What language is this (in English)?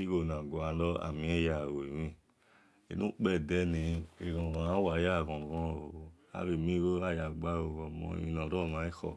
Esan